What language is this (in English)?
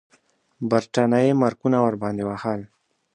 Pashto